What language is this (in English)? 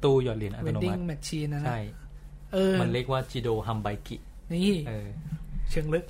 Thai